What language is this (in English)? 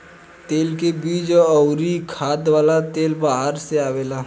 Bhojpuri